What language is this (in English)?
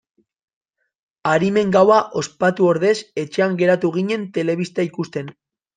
Basque